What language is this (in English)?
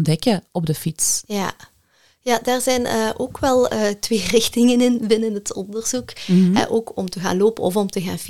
Dutch